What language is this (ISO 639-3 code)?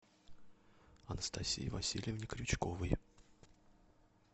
rus